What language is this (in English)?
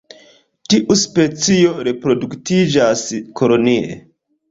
Esperanto